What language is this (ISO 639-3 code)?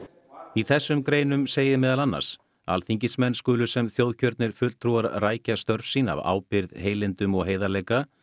isl